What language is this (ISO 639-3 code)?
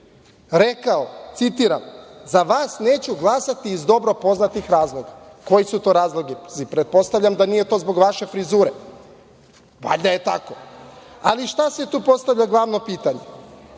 srp